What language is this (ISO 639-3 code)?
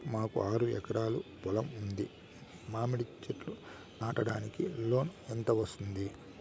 tel